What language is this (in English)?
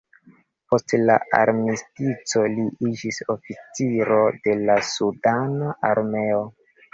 Esperanto